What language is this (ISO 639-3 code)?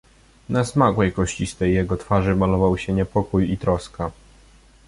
pol